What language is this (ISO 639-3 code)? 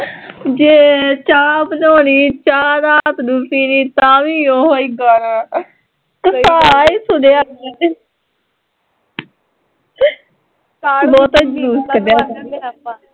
pan